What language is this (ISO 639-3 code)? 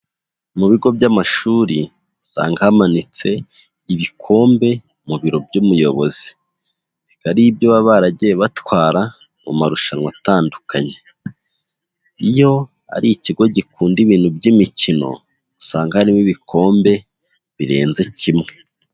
kin